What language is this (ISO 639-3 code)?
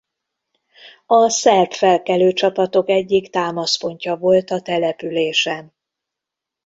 hun